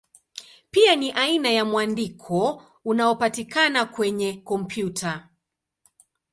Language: Swahili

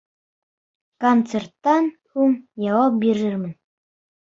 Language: Bashkir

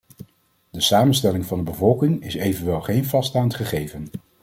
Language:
Dutch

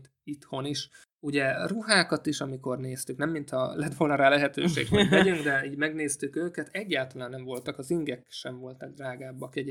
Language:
Hungarian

